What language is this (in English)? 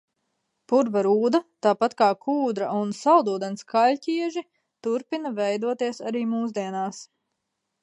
Latvian